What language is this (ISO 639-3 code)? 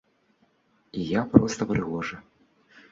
bel